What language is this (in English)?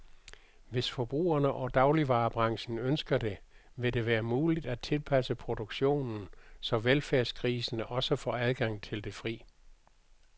Danish